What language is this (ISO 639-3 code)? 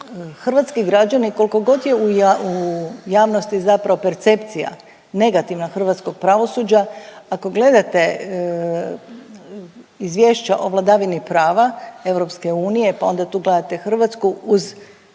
hrv